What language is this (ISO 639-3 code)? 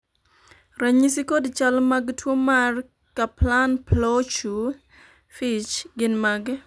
luo